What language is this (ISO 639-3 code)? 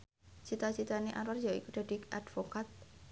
jav